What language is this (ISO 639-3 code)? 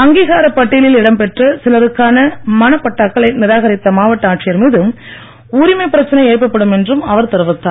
tam